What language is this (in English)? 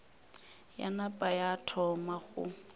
Northern Sotho